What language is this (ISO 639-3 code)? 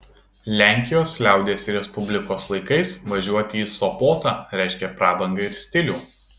lit